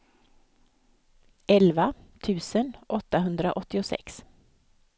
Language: Swedish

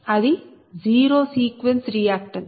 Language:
Telugu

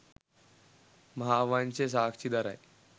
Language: Sinhala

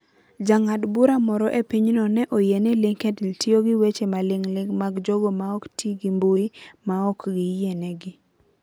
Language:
Luo (Kenya and Tanzania)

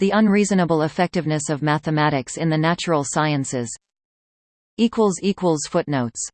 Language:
English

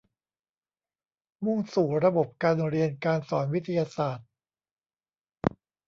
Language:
Thai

